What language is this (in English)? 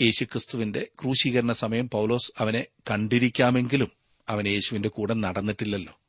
Malayalam